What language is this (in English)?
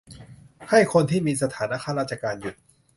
Thai